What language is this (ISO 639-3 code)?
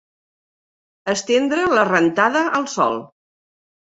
cat